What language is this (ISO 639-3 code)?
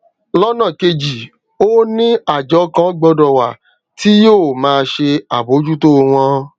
yor